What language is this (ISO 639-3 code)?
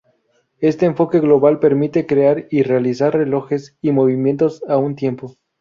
spa